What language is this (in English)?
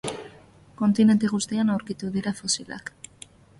Basque